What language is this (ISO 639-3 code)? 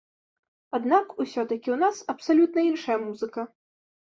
bel